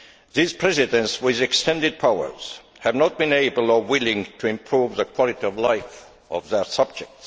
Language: English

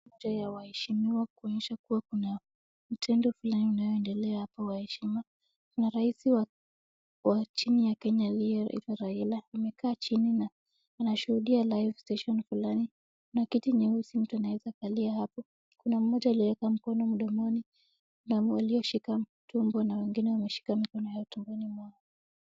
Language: Swahili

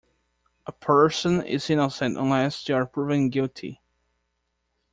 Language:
English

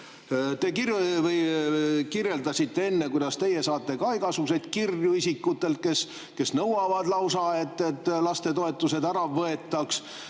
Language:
Estonian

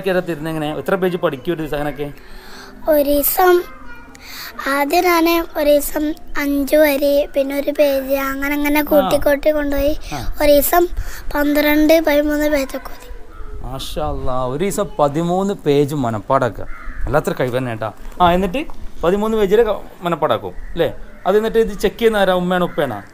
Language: Malayalam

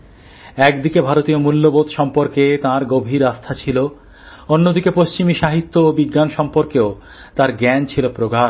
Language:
Bangla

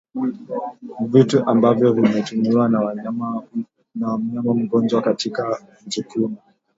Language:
Swahili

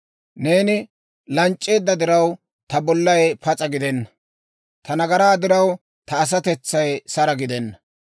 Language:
Dawro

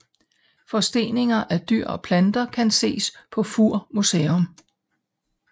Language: Danish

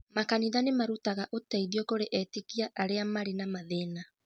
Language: Kikuyu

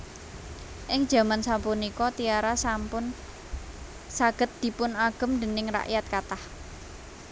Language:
Javanese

